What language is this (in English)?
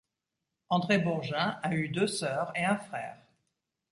French